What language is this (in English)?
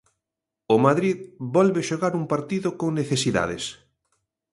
Galician